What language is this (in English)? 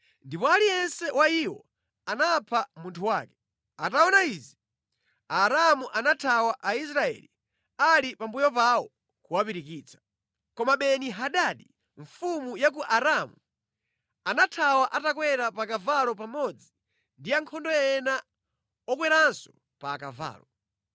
Nyanja